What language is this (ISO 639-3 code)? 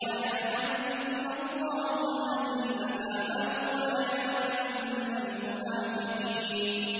ara